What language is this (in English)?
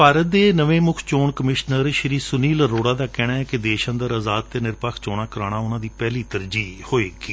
Punjabi